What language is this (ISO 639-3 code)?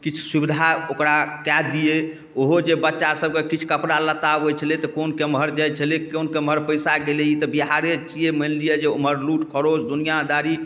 mai